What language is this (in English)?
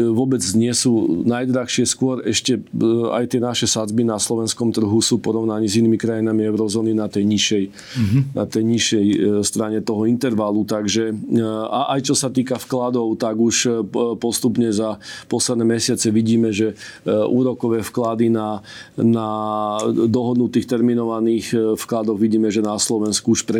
Slovak